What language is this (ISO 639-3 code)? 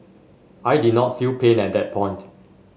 eng